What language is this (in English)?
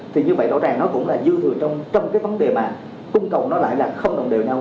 Vietnamese